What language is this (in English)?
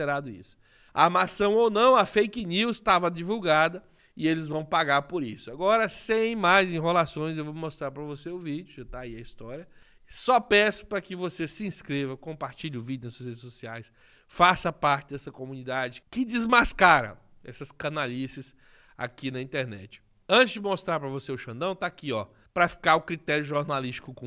Portuguese